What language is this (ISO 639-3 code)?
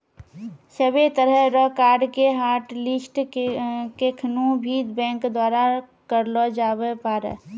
mai